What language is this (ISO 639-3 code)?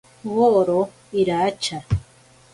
prq